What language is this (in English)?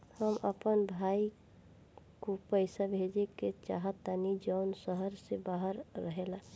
Bhojpuri